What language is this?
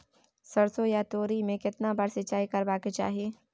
Maithili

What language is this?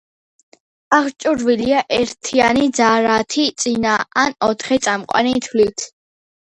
Georgian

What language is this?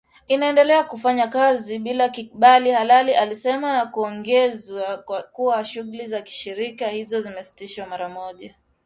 Swahili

